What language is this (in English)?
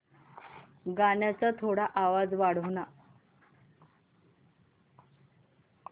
Marathi